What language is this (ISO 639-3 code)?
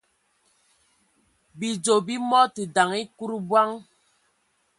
ewo